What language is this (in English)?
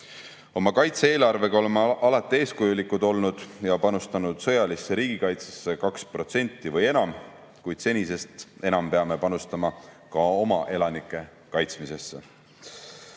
Estonian